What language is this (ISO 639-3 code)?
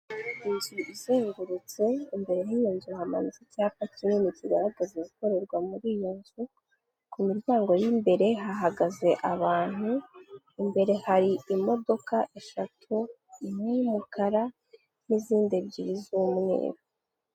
kin